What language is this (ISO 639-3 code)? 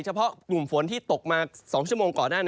tha